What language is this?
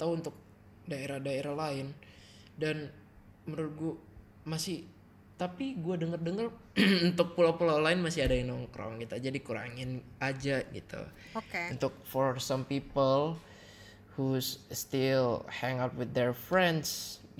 Indonesian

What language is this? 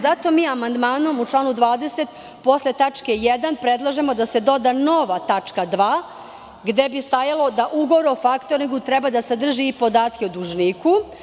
Serbian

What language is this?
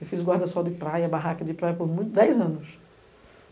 Portuguese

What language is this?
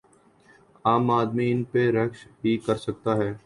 Urdu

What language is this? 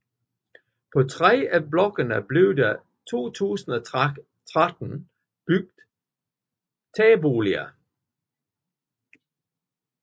Danish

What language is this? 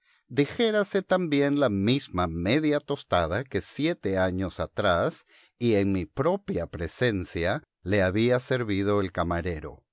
Spanish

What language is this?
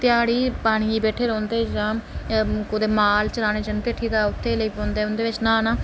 Dogri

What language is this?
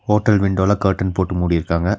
Tamil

